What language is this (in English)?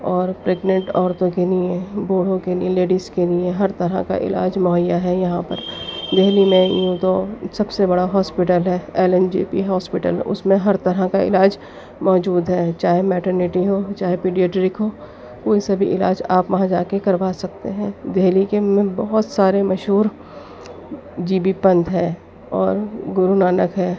Urdu